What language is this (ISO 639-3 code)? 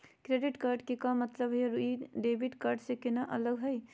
mag